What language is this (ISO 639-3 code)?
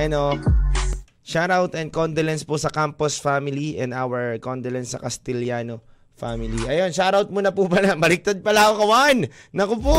fil